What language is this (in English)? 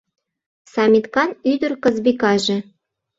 Mari